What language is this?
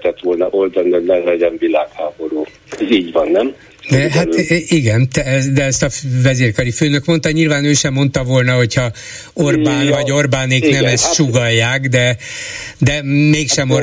Hungarian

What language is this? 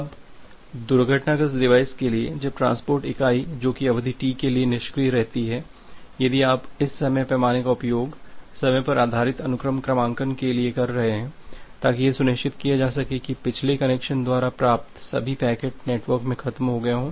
Hindi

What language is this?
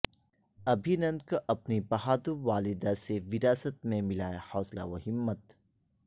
Urdu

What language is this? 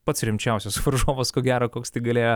Lithuanian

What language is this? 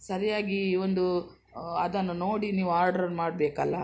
Kannada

